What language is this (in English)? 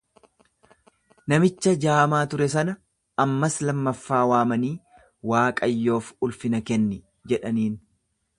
Oromo